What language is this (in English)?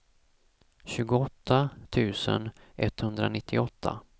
Swedish